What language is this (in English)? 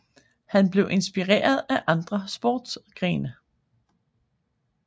Danish